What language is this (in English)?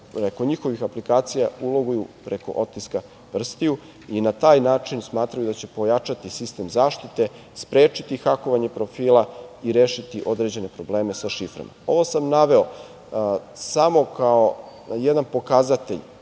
Serbian